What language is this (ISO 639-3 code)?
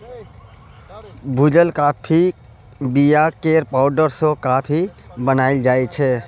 mai